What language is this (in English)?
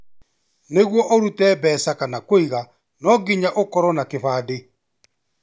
Kikuyu